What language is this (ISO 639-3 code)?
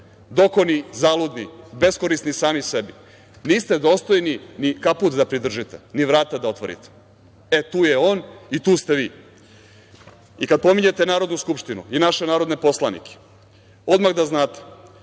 srp